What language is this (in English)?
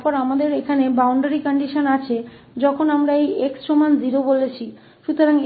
Hindi